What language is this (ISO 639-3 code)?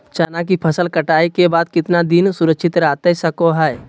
mag